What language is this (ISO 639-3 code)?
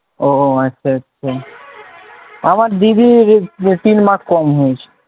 ben